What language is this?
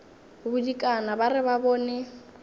Northern Sotho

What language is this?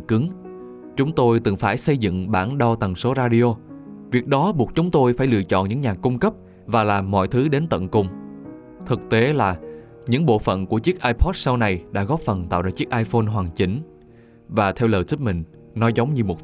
Vietnamese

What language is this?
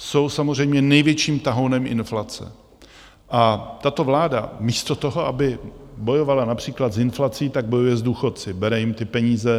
Czech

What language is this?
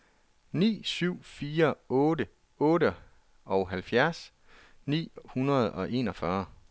Danish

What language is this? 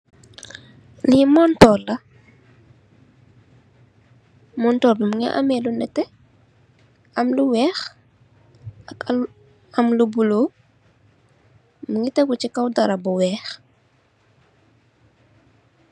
Wolof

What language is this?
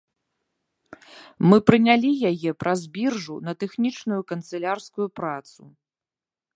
Belarusian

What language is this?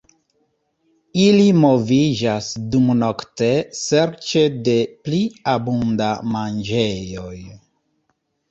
Esperanto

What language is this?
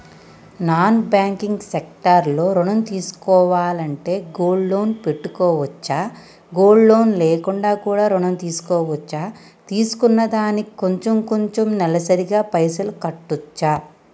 Telugu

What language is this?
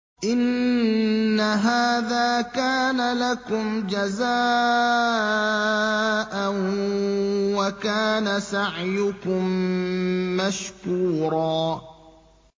Arabic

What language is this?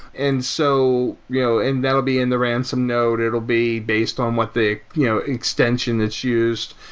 English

